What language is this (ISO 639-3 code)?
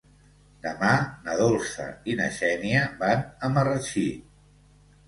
cat